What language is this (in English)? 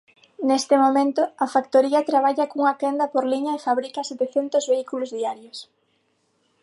Galician